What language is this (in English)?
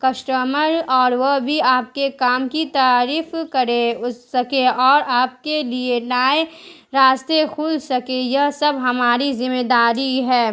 Urdu